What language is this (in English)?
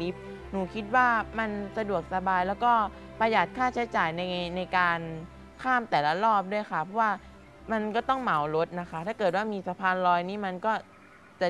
Thai